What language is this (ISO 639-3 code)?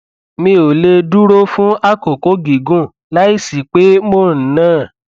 yor